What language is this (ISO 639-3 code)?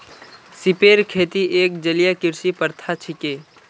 mag